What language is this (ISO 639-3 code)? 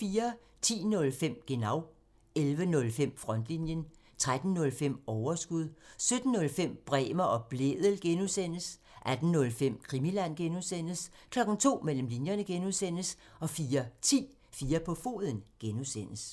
dan